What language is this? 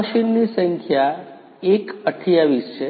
Gujarati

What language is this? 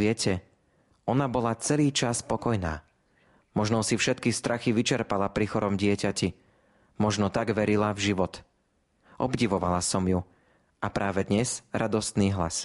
Slovak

